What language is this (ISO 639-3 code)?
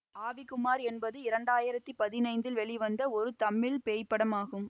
tam